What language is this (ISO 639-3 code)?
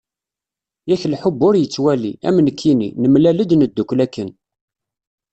kab